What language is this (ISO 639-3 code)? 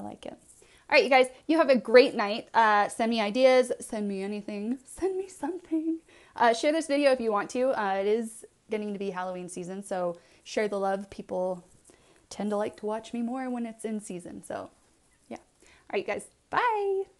eng